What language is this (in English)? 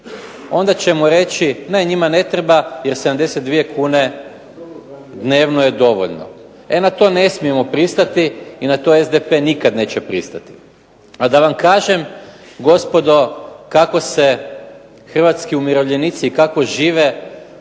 Croatian